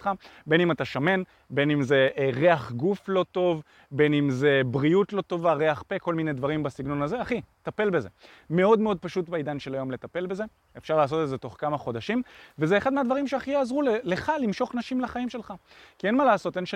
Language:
Hebrew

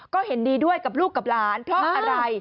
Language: Thai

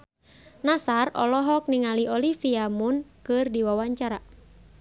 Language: Sundanese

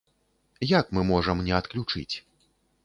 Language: Belarusian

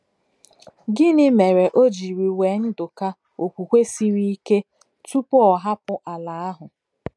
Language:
Igbo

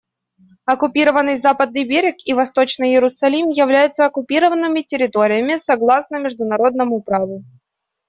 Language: Russian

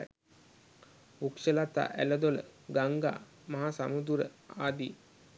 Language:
Sinhala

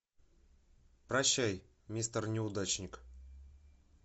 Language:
Russian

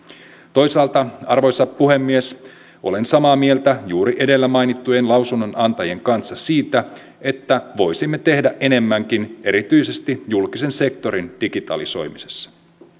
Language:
Finnish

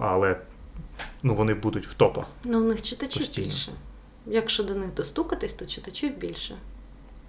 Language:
Ukrainian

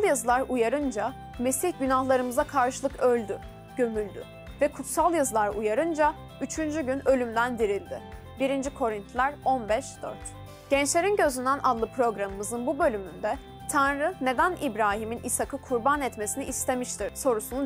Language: Turkish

